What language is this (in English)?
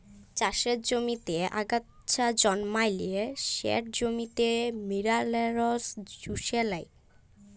Bangla